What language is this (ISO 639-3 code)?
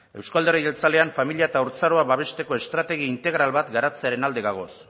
eus